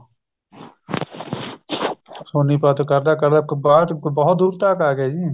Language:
Punjabi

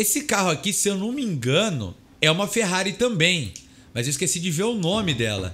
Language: Portuguese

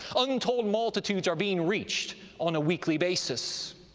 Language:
English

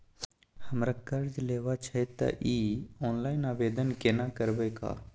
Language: Maithili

